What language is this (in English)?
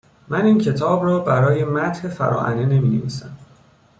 Persian